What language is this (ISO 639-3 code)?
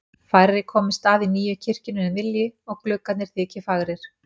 isl